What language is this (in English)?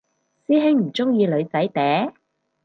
Cantonese